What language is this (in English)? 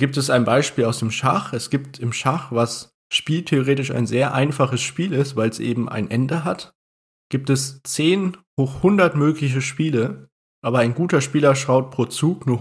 German